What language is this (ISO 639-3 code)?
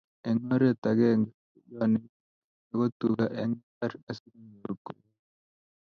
kln